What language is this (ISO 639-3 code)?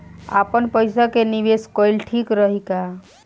bho